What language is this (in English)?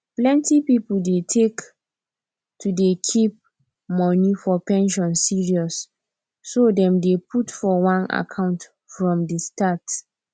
Nigerian Pidgin